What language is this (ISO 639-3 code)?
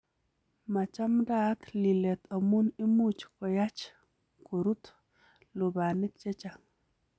kln